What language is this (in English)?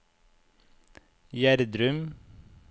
Norwegian